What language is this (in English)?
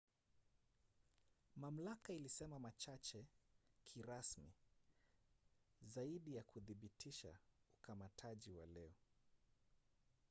Swahili